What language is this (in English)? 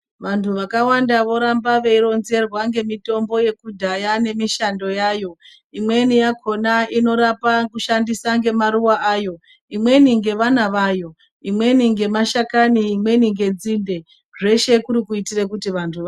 Ndau